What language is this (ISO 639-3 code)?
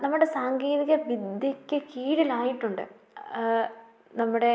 mal